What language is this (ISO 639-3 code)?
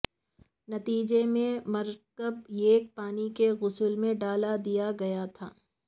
urd